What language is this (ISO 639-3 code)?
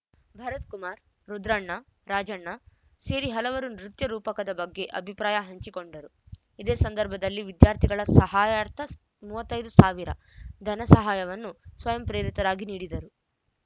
kan